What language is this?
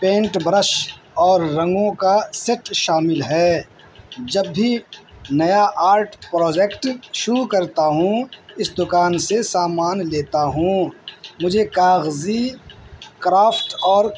Urdu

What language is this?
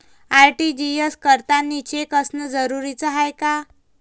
Marathi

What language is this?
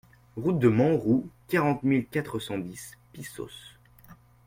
French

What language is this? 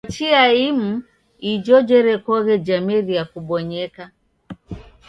Taita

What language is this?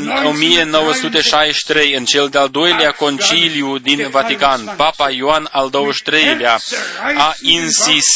Romanian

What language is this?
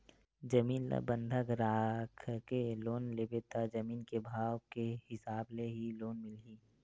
Chhattisgarhi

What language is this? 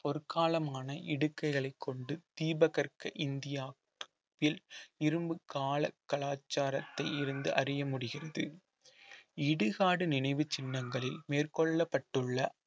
Tamil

